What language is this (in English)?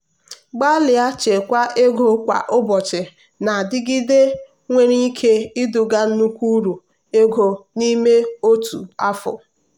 Igbo